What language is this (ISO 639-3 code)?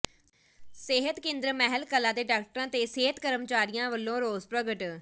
pan